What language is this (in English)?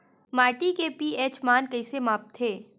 Chhattisgarhi